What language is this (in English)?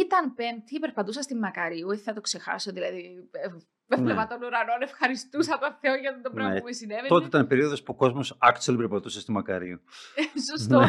Greek